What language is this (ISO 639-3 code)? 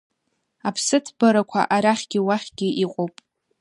abk